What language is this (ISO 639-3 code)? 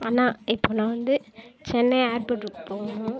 tam